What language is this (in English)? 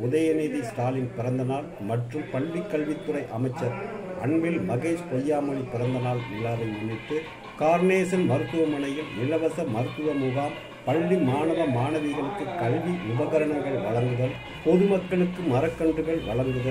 Arabic